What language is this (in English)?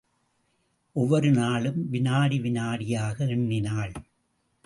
Tamil